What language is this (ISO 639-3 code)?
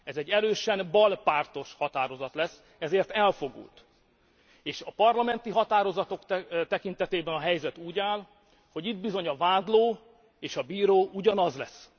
hun